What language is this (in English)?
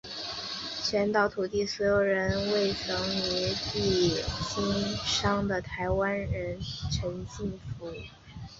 Chinese